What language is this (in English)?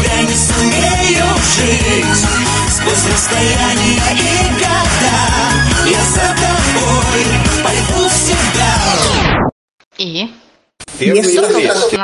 Russian